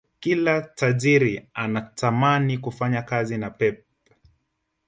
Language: Swahili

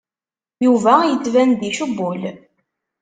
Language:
Kabyle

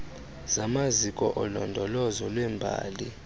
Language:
Xhosa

